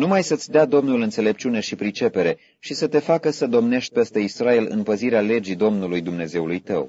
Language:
Romanian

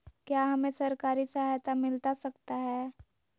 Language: Magahi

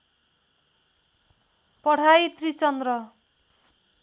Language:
Nepali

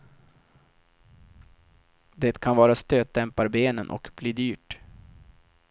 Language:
Swedish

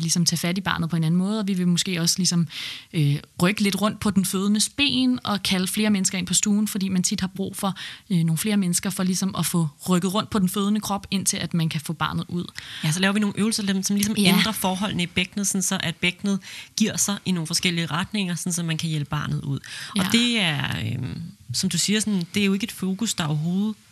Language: Danish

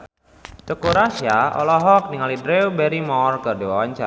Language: Sundanese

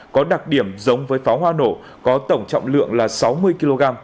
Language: Vietnamese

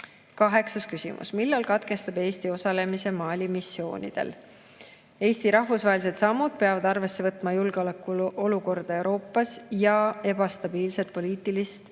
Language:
Estonian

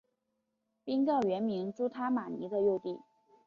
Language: Chinese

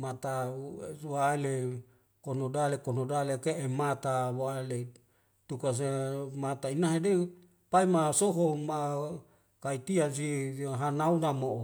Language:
Wemale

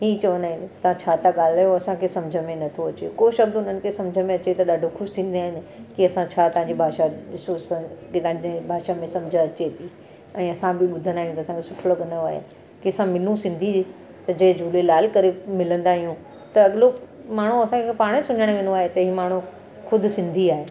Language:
Sindhi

